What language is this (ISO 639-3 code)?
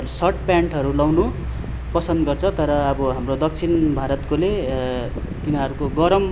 nep